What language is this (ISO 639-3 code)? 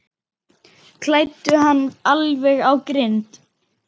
isl